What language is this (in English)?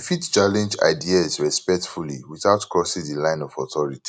Nigerian Pidgin